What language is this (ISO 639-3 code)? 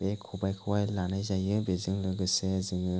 brx